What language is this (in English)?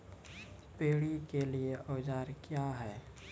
Maithili